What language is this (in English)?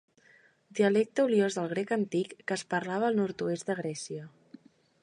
Catalan